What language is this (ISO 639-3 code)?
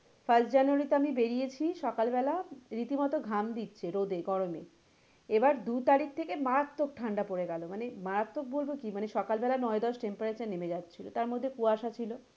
ben